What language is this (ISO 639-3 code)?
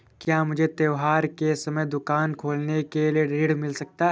hin